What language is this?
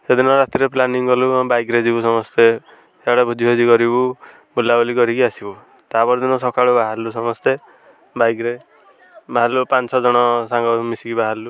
Odia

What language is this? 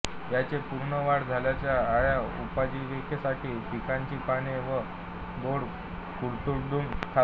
Marathi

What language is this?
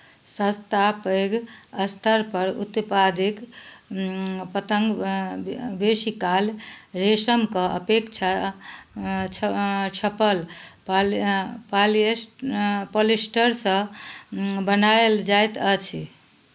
Maithili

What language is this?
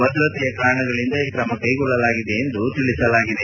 Kannada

